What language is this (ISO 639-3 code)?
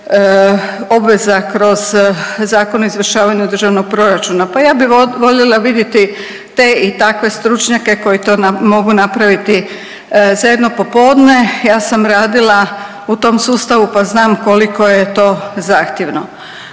hrv